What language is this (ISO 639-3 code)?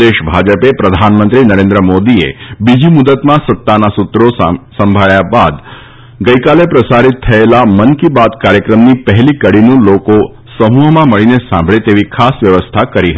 guj